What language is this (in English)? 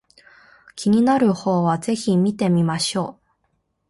Japanese